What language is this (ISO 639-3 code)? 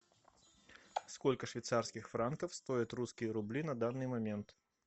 rus